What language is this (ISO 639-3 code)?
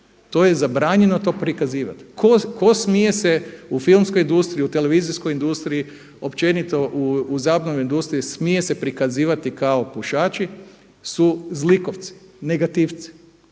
hrv